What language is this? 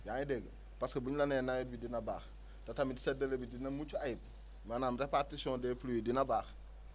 Wolof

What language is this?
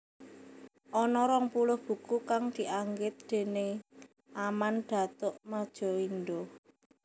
Javanese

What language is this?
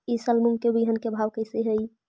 Magahi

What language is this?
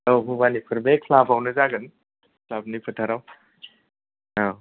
Bodo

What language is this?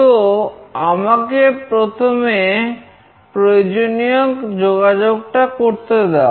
Bangla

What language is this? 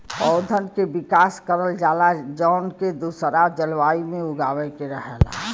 Bhojpuri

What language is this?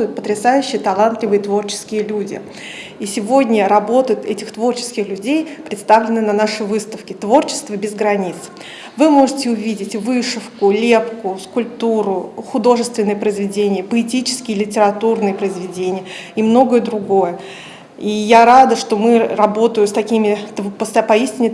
Russian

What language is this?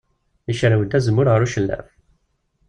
Kabyle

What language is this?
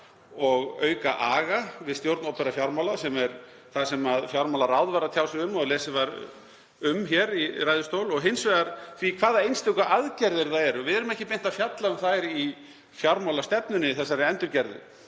Icelandic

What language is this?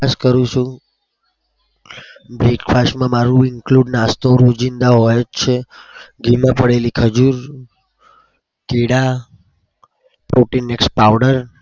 Gujarati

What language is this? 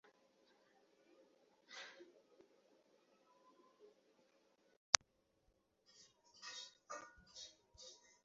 Bangla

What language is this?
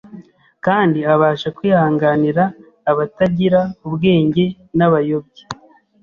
Kinyarwanda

